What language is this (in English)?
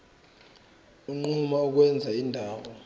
Zulu